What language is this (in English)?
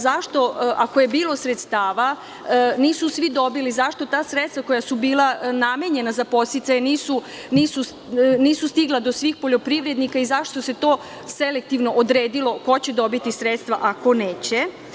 Serbian